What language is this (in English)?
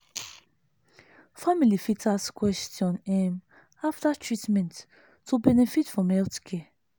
Nigerian Pidgin